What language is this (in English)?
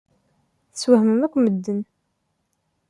Kabyle